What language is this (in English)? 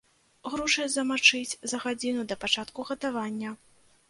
Belarusian